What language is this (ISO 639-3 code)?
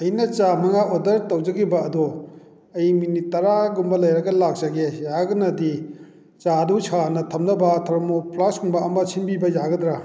mni